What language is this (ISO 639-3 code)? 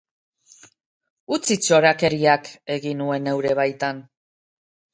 eus